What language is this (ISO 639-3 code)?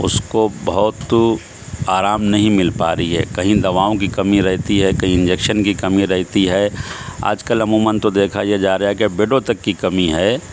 urd